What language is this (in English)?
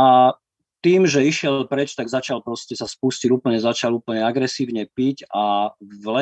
Slovak